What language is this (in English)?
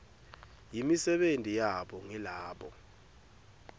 Swati